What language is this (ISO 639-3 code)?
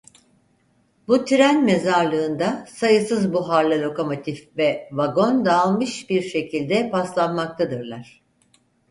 tur